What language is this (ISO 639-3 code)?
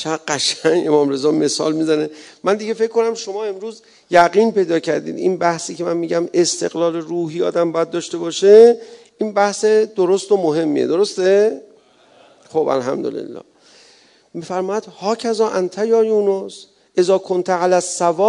fas